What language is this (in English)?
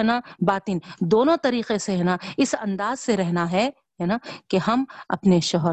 Urdu